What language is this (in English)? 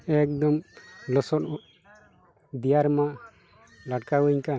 Santali